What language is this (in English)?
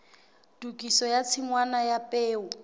Southern Sotho